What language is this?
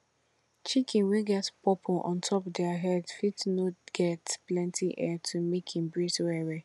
Nigerian Pidgin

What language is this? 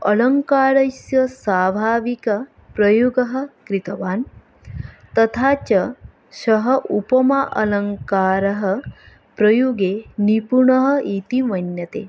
Sanskrit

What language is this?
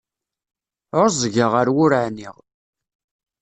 Kabyle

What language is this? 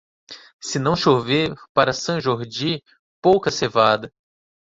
Portuguese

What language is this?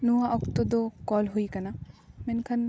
Santali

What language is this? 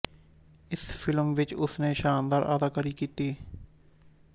Punjabi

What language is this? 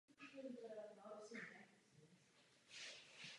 Czech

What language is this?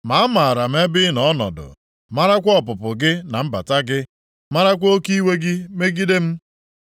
Igbo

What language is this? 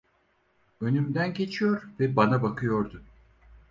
Turkish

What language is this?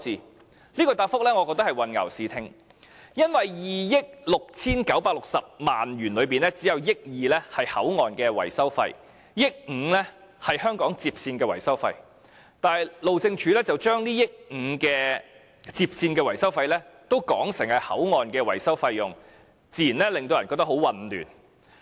Cantonese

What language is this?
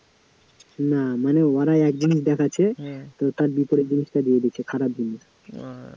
Bangla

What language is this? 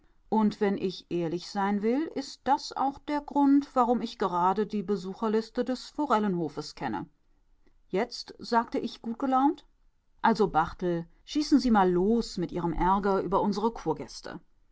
German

